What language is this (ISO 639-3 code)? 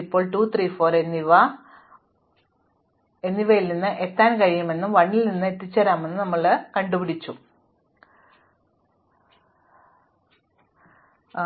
mal